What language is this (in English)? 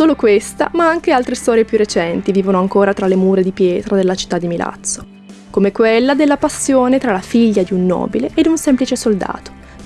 Italian